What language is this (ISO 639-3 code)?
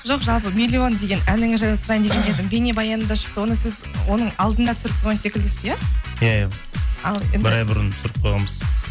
kaz